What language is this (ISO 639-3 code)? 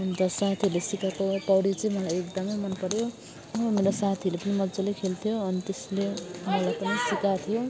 nep